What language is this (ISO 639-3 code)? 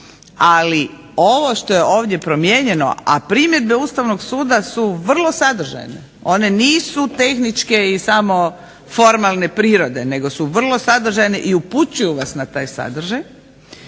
hrv